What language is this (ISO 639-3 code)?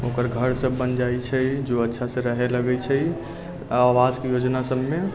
mai